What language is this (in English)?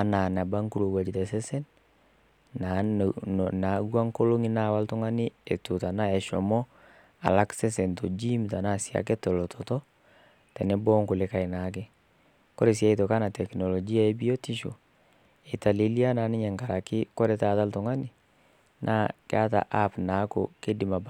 Masai